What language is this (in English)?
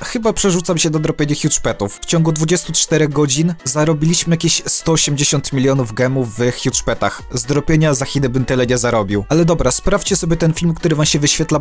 Polish